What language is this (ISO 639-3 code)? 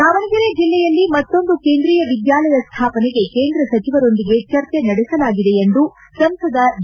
kan